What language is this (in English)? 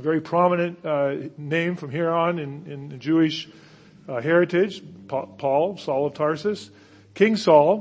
English